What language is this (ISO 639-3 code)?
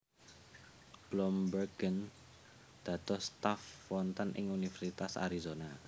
jav